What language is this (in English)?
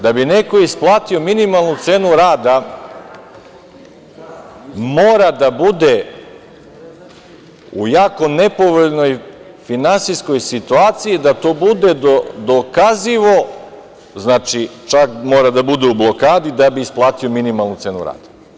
Serbian